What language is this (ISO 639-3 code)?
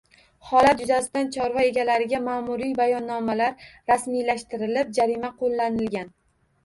uzb